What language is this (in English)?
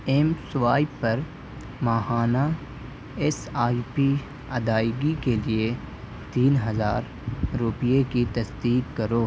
Urdu